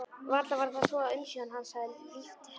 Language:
Icelandic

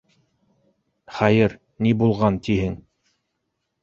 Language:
Bashkir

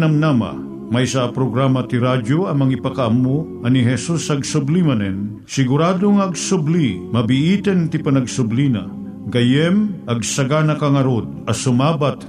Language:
Filipino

